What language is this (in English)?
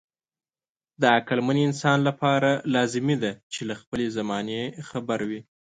Pashto